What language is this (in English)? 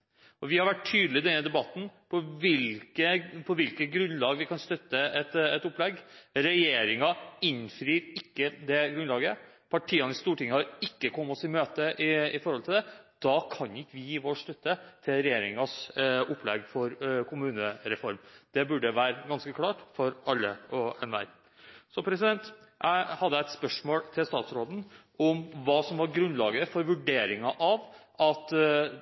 Norwegian Bokmål